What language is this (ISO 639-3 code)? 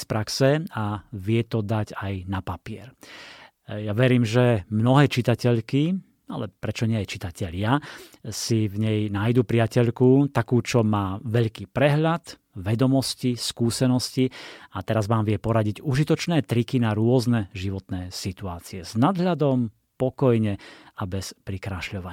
slk